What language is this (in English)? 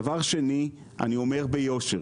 Hebrew